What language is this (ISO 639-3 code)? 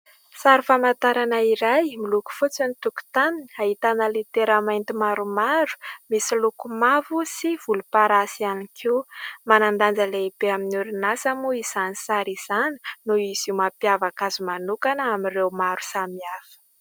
mlg